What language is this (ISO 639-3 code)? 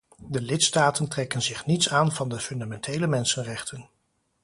nld